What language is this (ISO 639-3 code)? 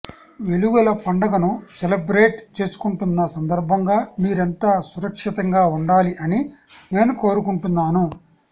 tel